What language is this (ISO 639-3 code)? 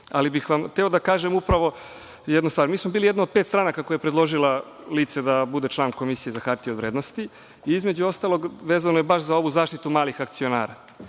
srp